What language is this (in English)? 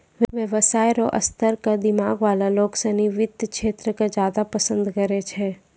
Maithili